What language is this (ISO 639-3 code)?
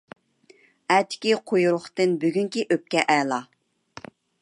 uig